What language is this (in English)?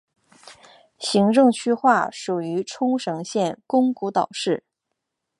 Chinese